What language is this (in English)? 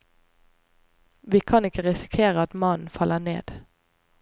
Norwegian